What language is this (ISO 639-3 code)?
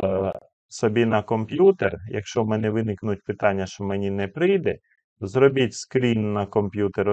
ukr